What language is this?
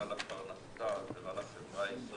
Hebrew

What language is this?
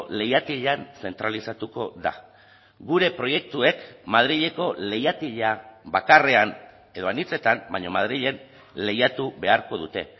Basque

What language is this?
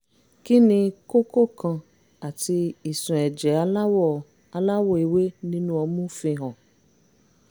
Yoruba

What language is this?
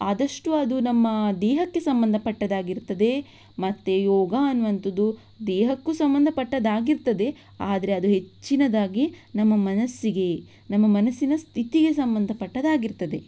Kannada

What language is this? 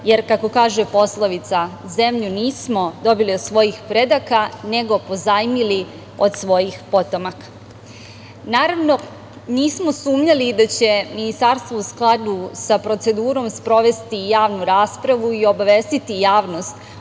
Serbian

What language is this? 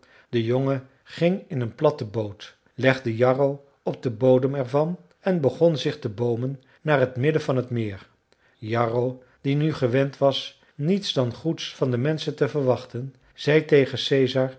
Dutch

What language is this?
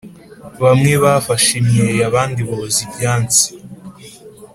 Kinyarwanda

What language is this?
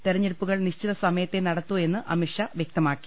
Malayalam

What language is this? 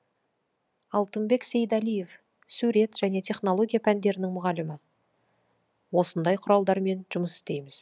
Kazakh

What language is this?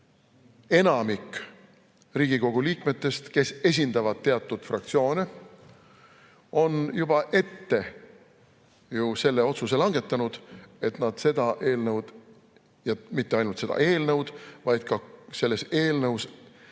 Estonian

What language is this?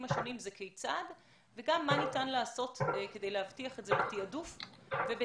Hebrew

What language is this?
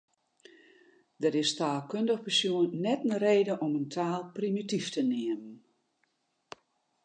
Western Frisian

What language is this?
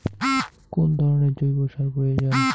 Bangla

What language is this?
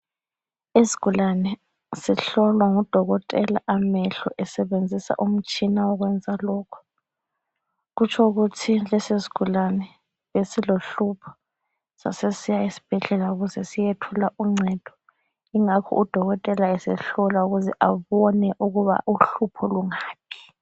North Ndebele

